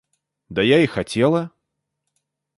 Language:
Russian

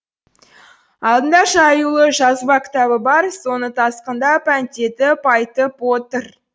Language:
Kazakh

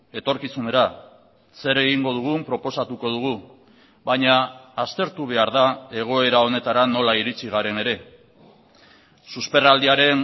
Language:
Basque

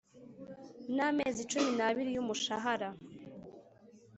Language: Kinyarwanda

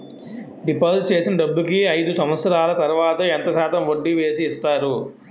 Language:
Telugu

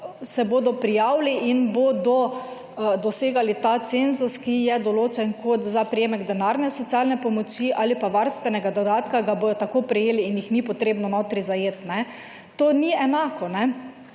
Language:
Slovenian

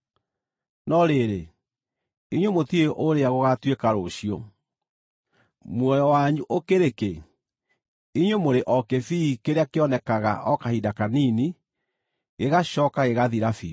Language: Kikuyu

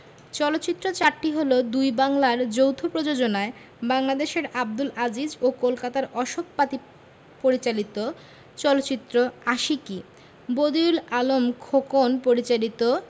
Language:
Bangla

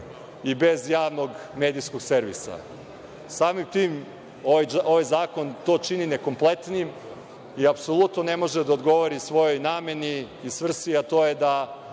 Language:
Serbian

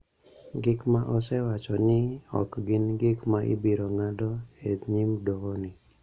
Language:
Luo (Kenya and Tanzania)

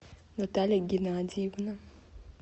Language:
Russian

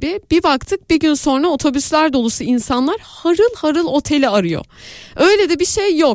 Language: Turkish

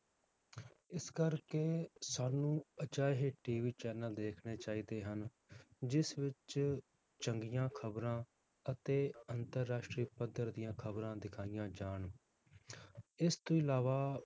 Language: Punjabi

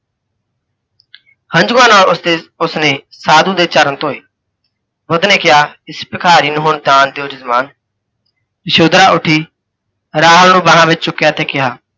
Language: Punjabi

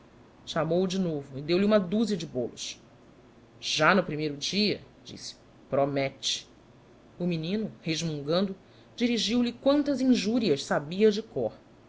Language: Portuguese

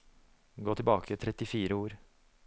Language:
Norwegian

